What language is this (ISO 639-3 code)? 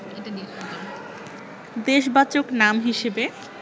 ben